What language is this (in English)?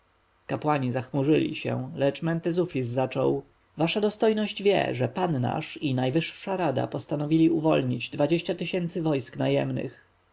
Polish